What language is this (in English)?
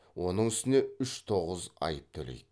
Kazakh